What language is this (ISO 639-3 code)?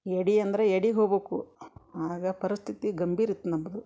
kan